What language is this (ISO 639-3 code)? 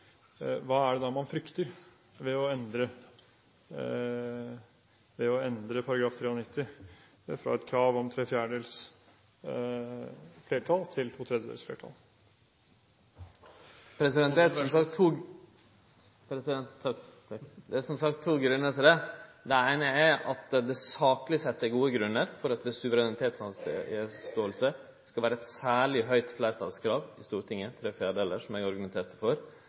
nor